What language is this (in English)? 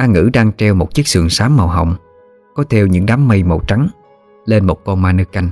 Vietnamese